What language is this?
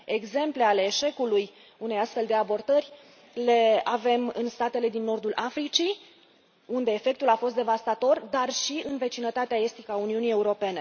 Romanian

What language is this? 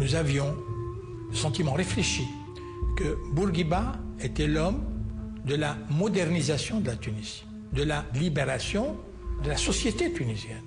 French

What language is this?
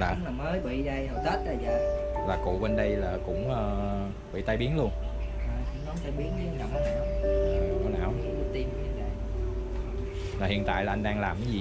Vietnamese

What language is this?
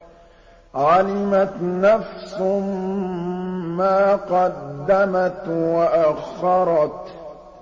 Arabic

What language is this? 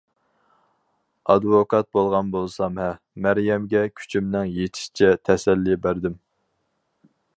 Uyghur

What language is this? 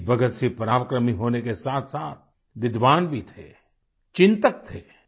Hindi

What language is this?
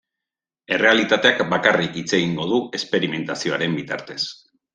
Basque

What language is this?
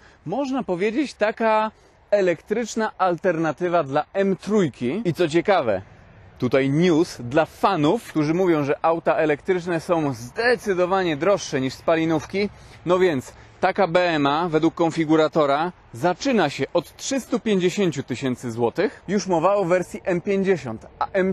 Polish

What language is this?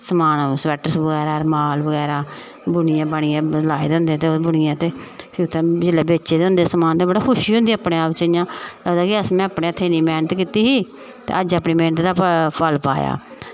Dogri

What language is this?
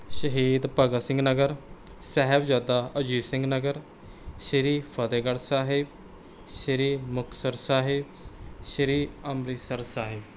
Punjabi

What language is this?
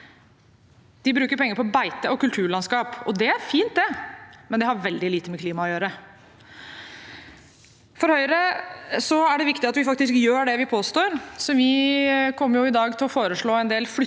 Norwegian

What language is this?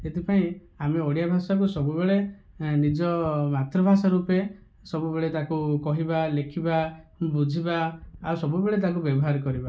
Odia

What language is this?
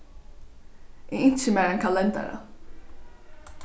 Faroese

